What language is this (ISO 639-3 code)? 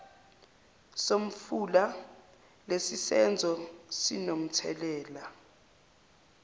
zul